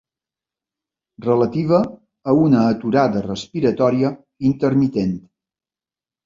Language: Catalan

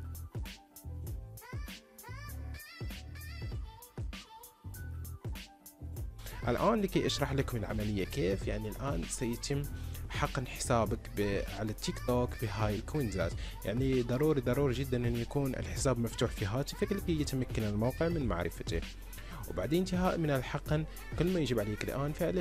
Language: Arabic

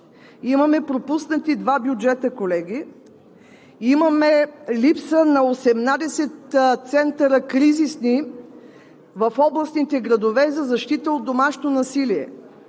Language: Bulgarian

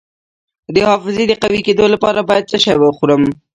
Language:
Pashto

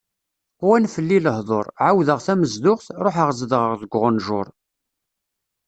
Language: Kabyle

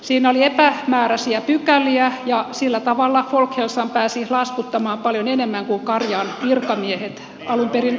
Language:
Finnish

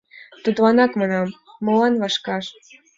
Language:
Mari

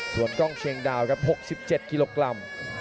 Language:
Thai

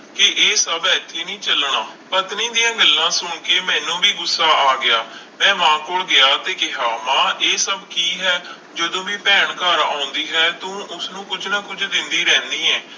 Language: Punjabi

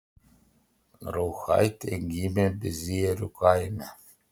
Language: Lithuanian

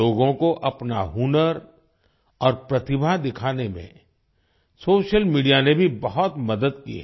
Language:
Hindi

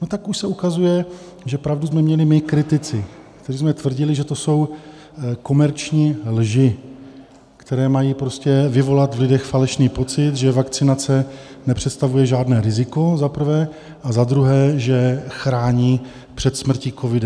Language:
Czech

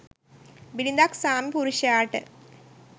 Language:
Sinhala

